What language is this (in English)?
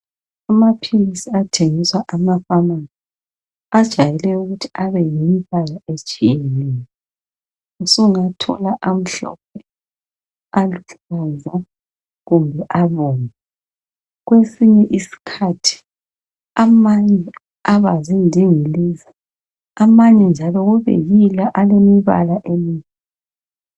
North Ndebele